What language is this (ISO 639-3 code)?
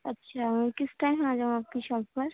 urd